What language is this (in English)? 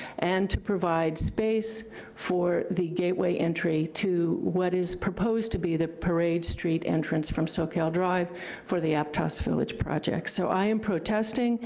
English